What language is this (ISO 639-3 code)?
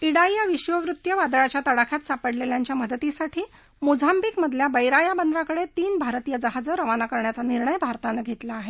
mar